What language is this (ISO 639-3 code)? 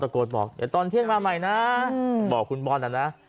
tha